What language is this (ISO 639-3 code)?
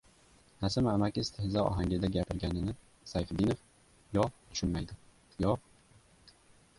uzb